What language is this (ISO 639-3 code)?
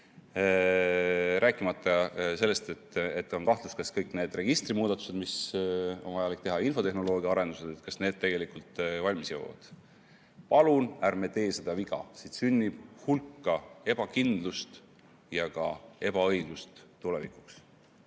est